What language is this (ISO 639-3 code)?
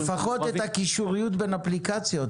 heb